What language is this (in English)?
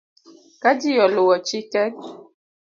Luo (Kenya and Tanzania)